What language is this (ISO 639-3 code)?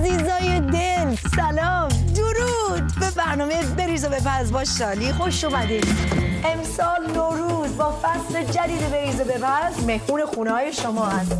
fas